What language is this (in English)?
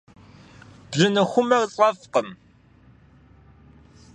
Kabardian